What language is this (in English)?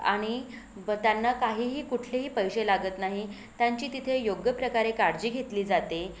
Marathi